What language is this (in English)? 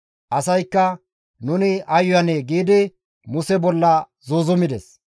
Gamo